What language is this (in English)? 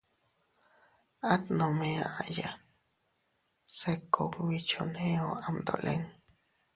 Teutila Cuicatec